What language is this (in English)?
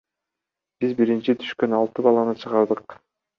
Kyrgyz